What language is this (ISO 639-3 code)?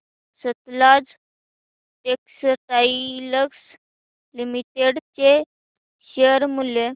mar